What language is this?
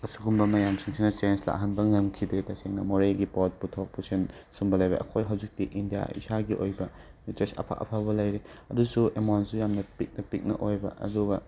Manipuri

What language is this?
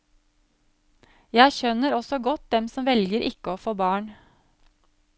Norwegian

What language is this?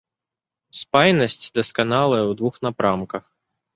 Belarusian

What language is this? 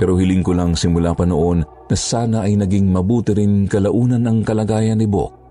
Filipino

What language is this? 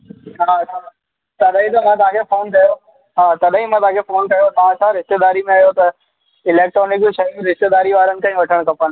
Sindhi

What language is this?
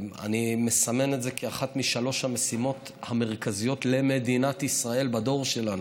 Hebrew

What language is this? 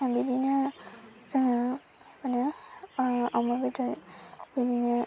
Bodo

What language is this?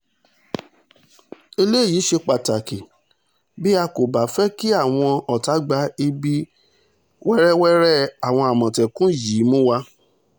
Yoruba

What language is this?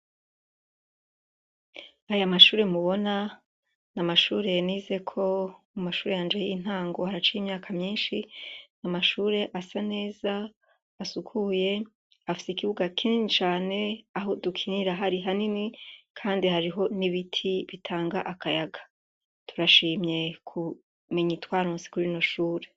Rundi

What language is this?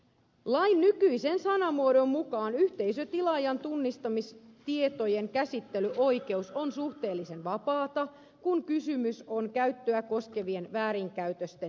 Finnish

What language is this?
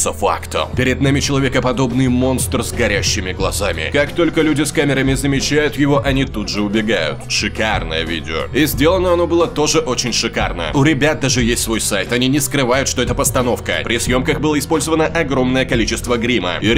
Russian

